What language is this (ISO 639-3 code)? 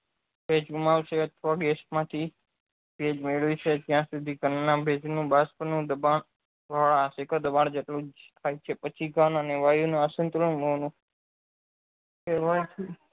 guj